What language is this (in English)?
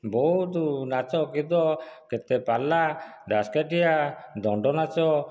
Odia